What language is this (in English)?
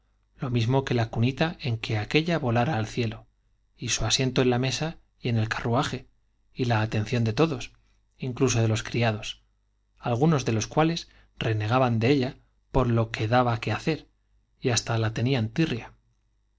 Spanish